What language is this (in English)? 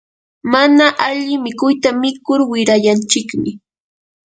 Yanahuanca Pasco Quechua